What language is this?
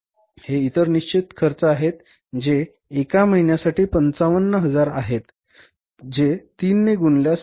Marathi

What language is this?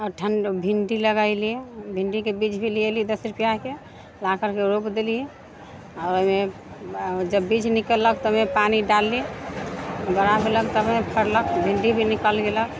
Maithili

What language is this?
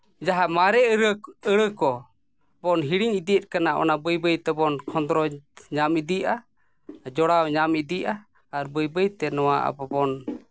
Santali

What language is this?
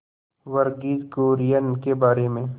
Hindi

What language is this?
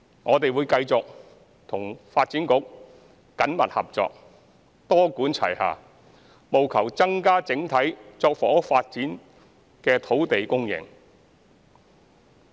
Cantonese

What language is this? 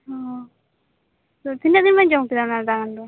Santali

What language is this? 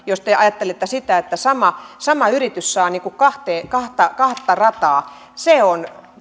Finnish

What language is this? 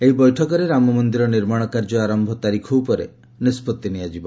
Odia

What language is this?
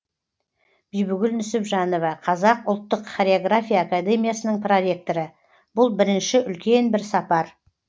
Kazakh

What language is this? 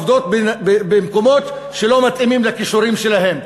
Hebrew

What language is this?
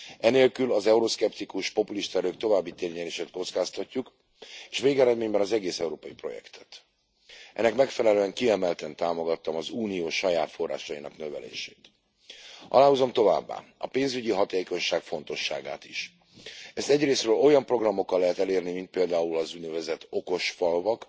Hungarian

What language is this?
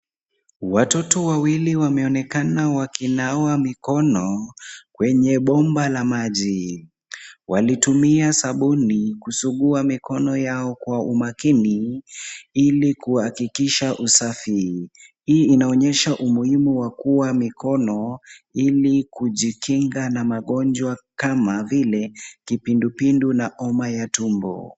Swahili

